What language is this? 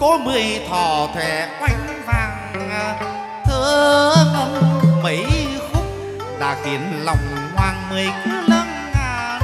Vietnamese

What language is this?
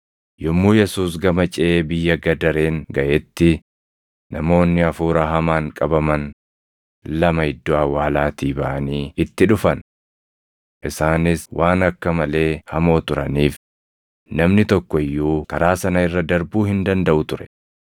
Oromo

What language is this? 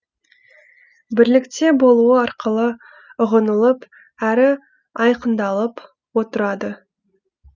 Kazakh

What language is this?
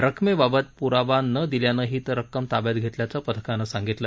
Marathi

